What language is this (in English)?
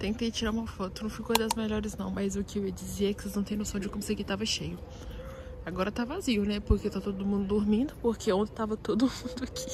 Portuguese